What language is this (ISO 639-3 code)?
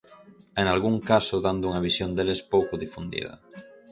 glg